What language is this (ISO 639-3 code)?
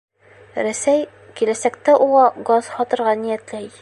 bak